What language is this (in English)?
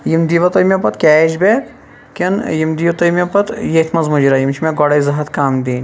Kashmiri